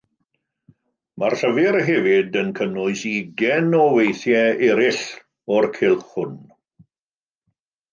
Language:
Welsh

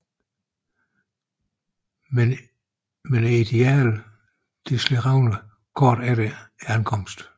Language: Danish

